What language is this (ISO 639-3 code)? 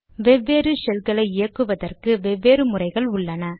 tam